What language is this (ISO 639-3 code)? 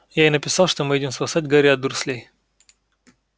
rus